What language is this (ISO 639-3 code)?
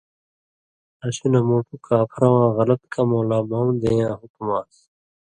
mvy